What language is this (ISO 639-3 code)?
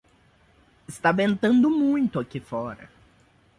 por